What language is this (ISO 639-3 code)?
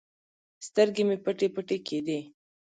pus